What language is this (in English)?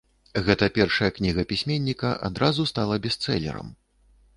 Belarusian